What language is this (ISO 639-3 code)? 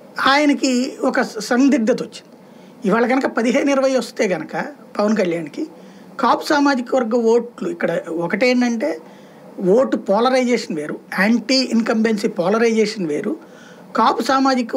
tel